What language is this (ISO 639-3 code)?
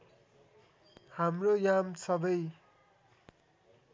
nep